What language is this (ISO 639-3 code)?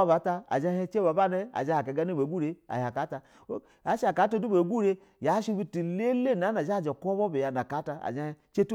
bzw